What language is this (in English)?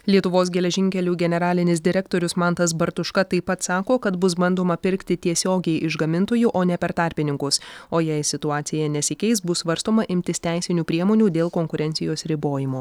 Lithuanian